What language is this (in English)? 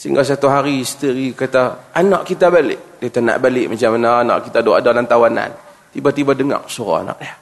Malay